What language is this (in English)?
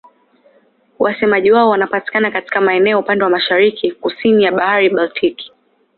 Swahili